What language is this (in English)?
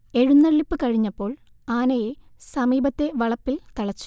Malayalam